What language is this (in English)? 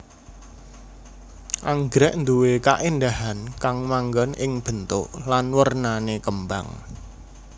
Javanese